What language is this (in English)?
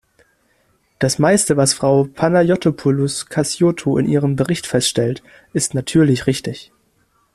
German